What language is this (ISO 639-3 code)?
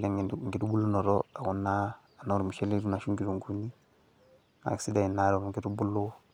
mas